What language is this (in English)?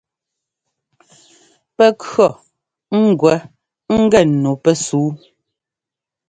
Ngomba